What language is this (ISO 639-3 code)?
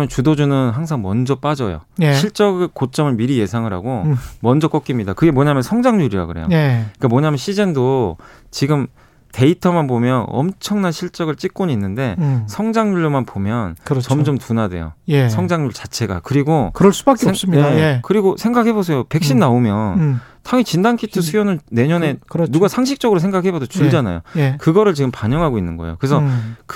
kor